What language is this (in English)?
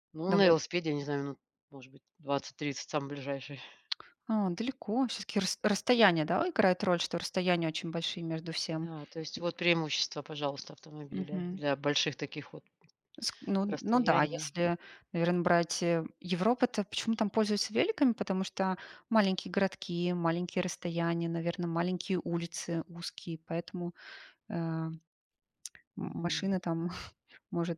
Russian